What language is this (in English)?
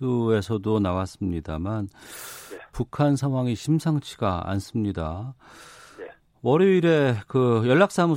Korean